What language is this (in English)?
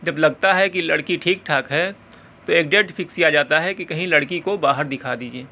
Urdu